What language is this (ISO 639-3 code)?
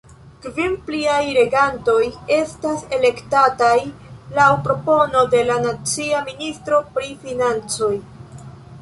epo